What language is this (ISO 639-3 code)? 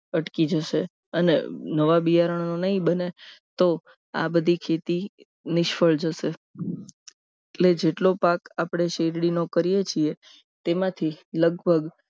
guj